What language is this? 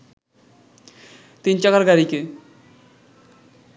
Bangla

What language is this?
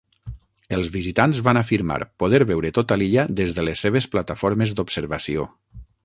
Catalan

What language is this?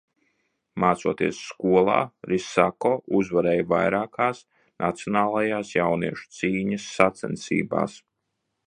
Latvian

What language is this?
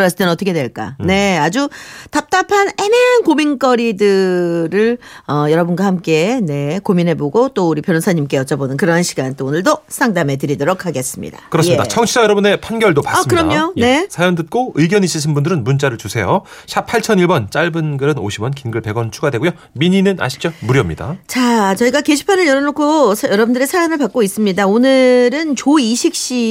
Korean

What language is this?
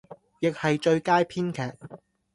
Cantonese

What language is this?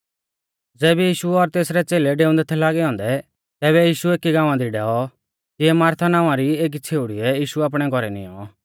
Mahasu Pahari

